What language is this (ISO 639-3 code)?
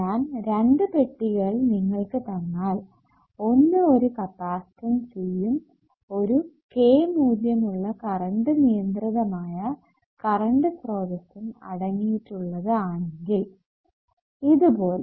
mal